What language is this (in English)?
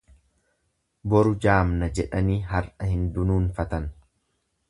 Oromo